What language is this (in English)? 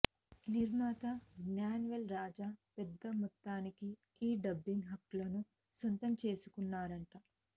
Telugu